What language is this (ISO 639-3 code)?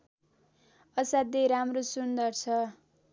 nep